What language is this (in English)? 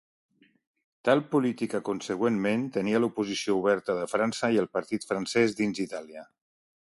Catalan